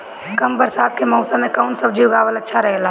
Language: Bhojpuri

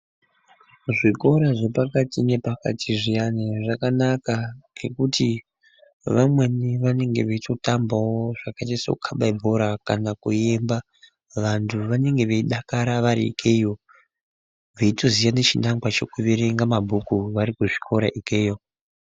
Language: Ndau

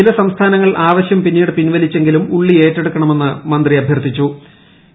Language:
Malayalam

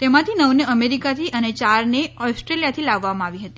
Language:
Gujarati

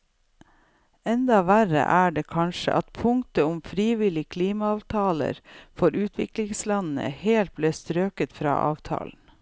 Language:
Norwegian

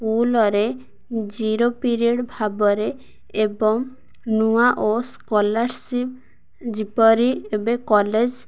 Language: Odia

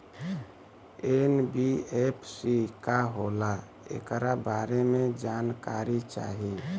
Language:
Bhojpuri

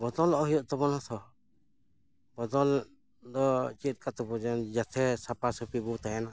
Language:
Santali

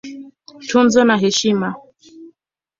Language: Swahili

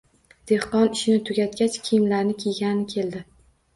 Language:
Uzbek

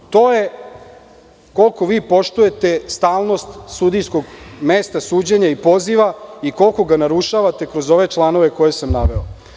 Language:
Serbian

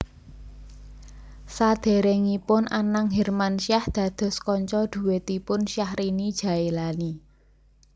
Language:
Javanese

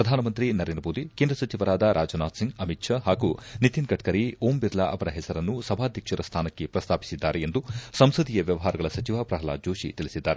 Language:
Kannada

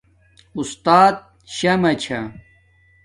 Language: Domaaki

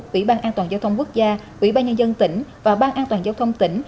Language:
Vietnamese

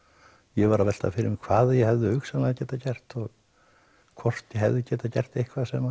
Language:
Icelandic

